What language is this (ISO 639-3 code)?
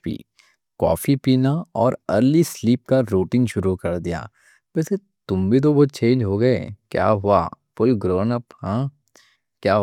dcc